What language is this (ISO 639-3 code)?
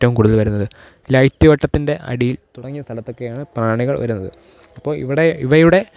mal